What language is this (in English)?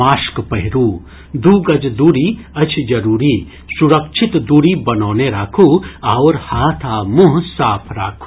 Maithili